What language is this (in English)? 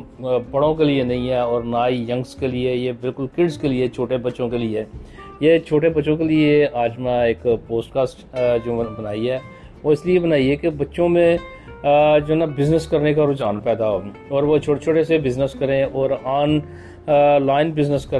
Urdu